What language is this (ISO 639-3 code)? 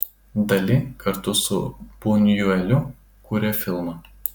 lit